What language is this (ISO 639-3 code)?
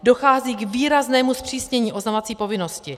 ces